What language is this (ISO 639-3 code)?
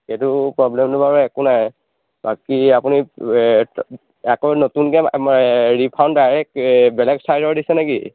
asm